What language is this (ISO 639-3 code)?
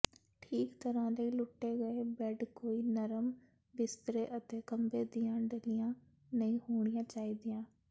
pan